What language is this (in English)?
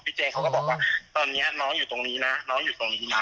Thai